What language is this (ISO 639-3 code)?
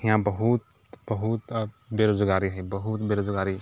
mai